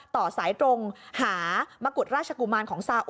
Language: Thai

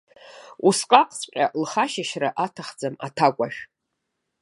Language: Abkhazian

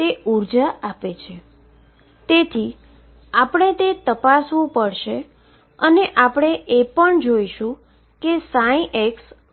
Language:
Gujarati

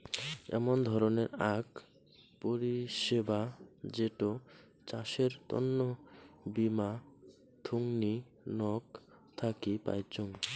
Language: Bangla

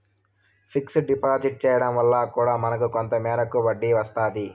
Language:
Telugu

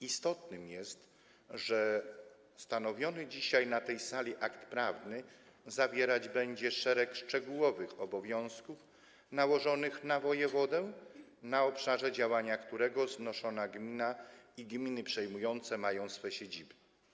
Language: Polish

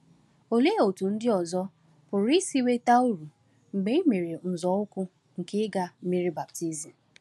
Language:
Igbo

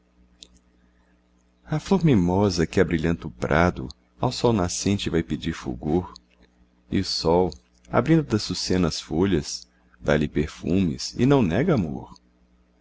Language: Portuguese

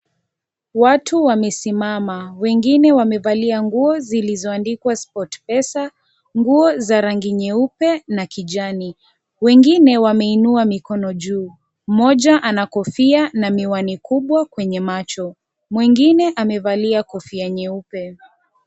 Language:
Swahili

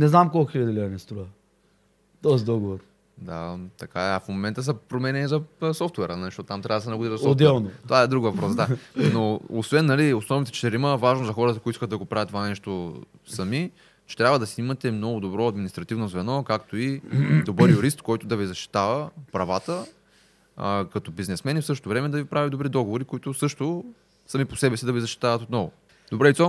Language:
Bulgarian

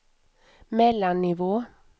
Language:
Swedish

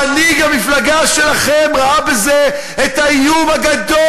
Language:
Hebrew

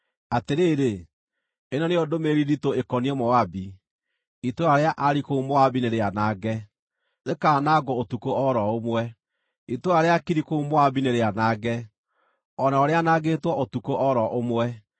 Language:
Kikuyu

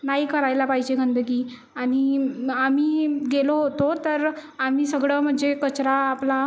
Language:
Marathi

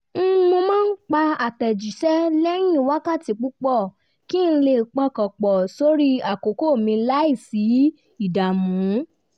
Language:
Yoruba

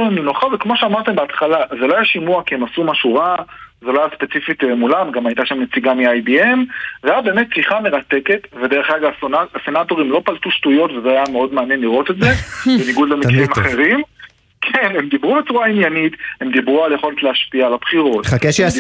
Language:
Hebrew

